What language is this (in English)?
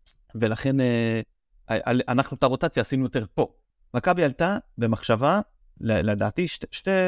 Hebrew